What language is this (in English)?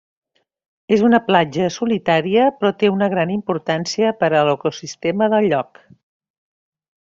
Catalan